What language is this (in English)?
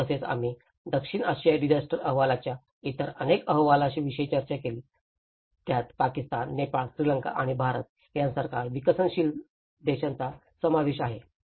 Marathi